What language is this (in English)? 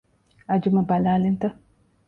Divehi